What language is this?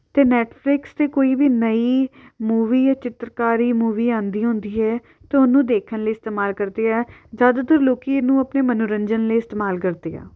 Punjabi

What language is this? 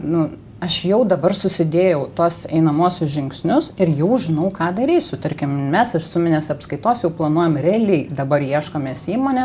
Lithuanian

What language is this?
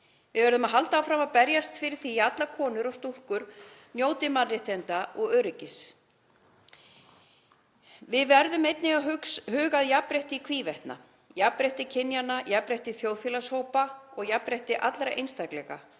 Icelandic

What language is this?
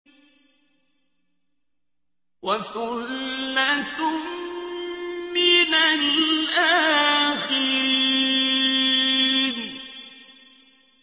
Arabic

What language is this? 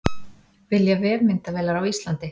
Icelandic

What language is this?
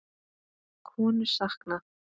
Icelandic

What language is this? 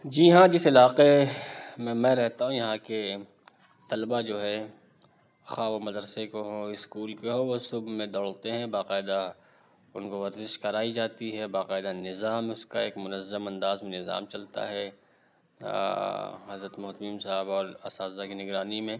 Urdu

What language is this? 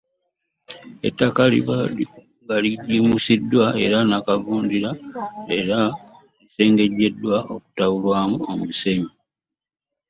Ganda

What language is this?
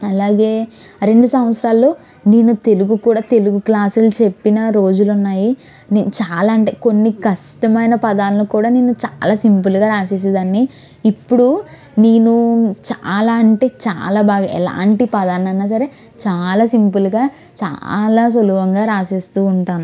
Telugu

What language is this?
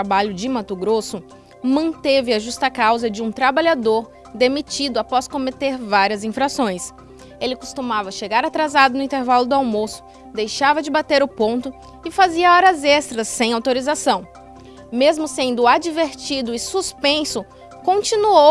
Portuguese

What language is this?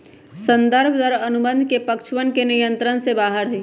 Magahi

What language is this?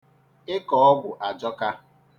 Igbo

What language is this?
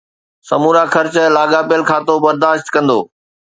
Sindhi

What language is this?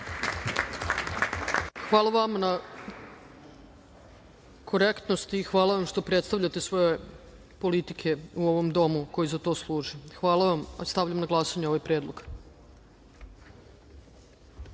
Serbian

